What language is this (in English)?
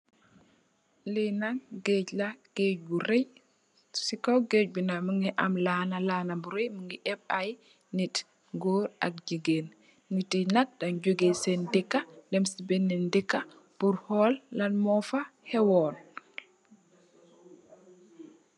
Wolof